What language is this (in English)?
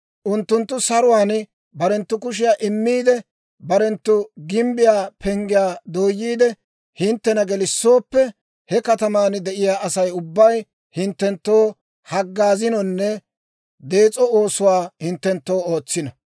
Dawro